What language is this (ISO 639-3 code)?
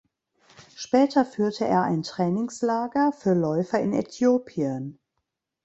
deu